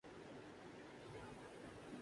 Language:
Urdu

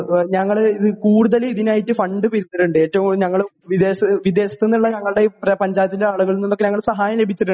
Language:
Malayalam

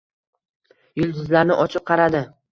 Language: Uzbek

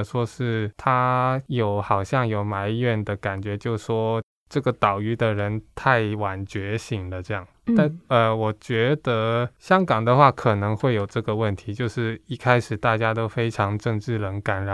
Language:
Chinese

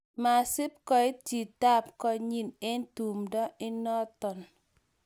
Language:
Kalenjin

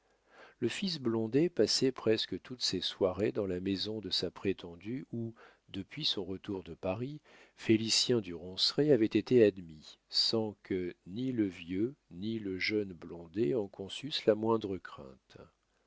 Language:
French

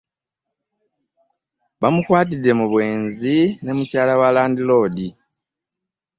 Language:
Ganda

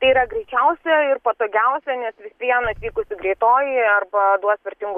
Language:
Lithuanian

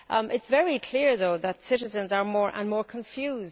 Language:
English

